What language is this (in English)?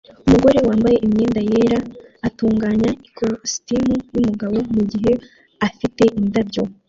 Kinyarwanda